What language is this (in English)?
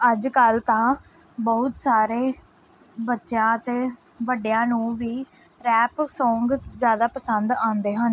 Punjabi